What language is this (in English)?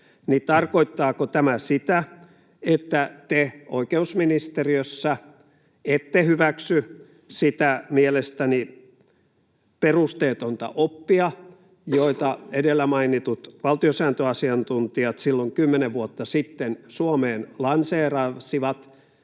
Finnish